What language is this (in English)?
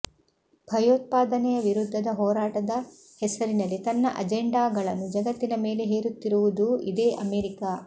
Kannada